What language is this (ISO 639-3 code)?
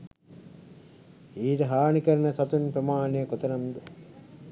sin